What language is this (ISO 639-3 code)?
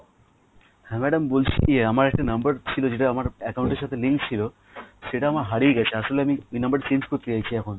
ben